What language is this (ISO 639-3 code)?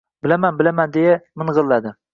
uzb